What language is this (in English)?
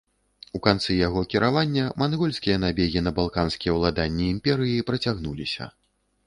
Belarusian